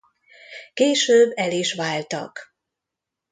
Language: Hungarian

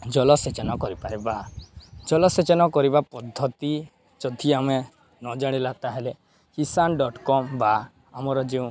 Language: Odia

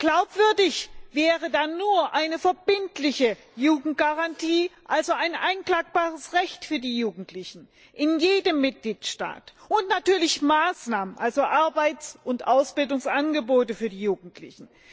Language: German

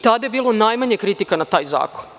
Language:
Serbian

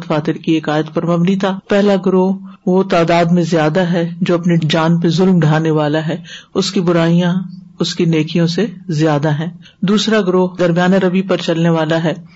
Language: Urdu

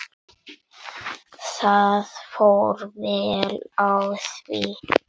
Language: Icelandic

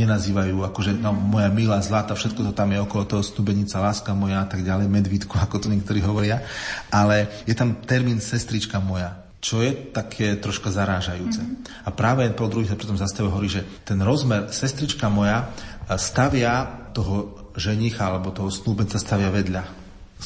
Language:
Slovak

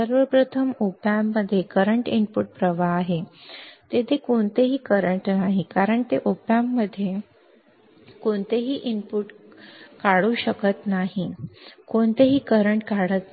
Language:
Marathi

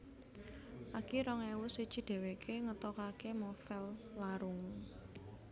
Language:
Javanese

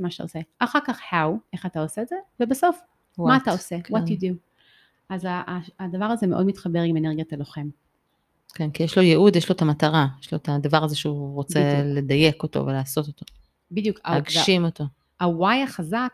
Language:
Hebrew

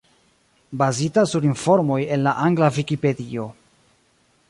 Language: Esperanto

